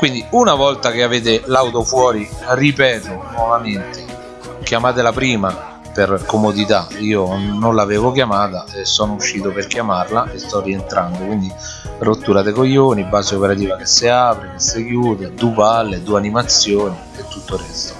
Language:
Italian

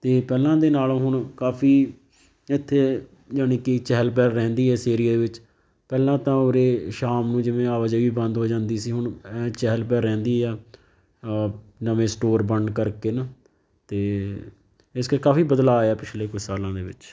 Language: Punjabi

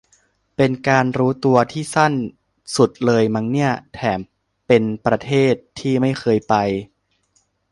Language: Thai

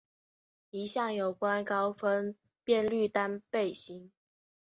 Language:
Chinese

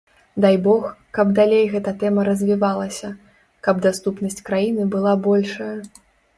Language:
Belarusian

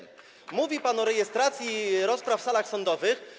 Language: Polish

